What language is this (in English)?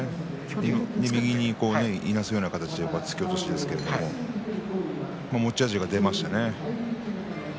Japanese